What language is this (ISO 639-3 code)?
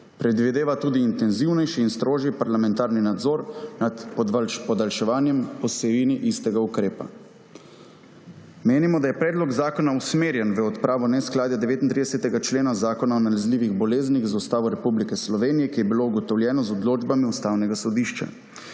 slv